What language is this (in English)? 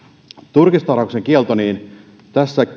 Finnish